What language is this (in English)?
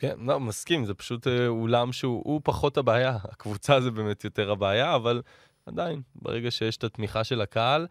Hebrew